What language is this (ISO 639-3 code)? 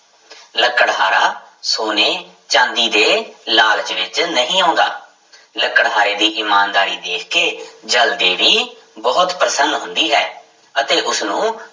pan